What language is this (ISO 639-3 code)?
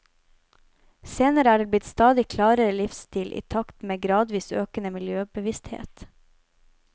nor